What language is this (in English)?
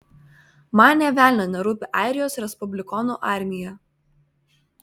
Lithuanian